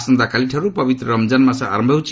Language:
Odia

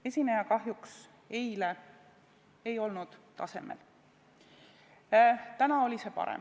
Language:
Estonian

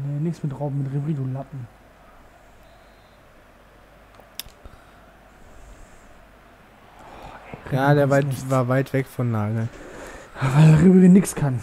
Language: German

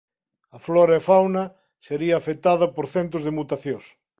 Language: Galician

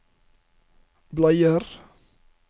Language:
Norwegian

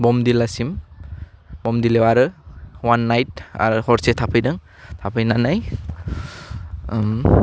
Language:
Bodo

